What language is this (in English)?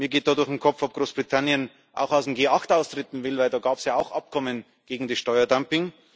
German